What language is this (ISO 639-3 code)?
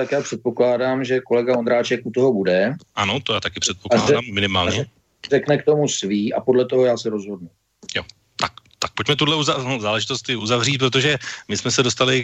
ces